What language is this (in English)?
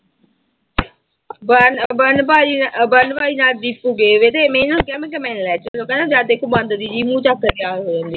Punjabi